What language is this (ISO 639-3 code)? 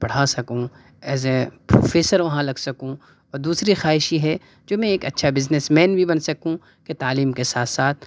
urd